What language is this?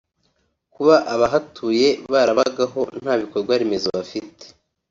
Kinyarwanda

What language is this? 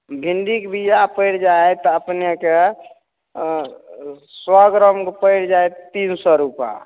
Maithili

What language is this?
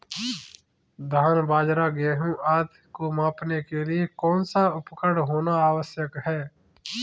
Hindi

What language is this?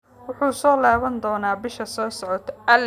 Somali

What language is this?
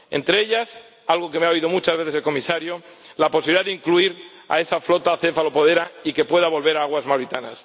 Spanish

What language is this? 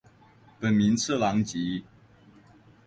Chinese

